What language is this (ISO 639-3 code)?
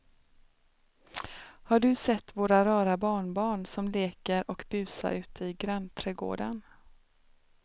swe